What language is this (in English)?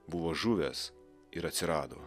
Lithuanian